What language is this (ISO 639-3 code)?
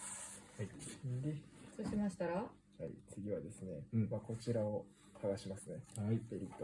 jpn